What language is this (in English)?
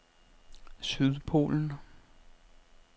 Danish